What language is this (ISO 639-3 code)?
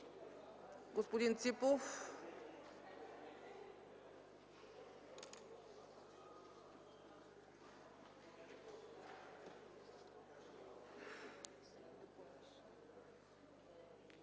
bul